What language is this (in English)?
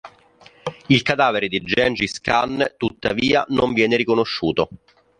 Italian